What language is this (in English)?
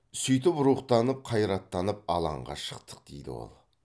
Kazakh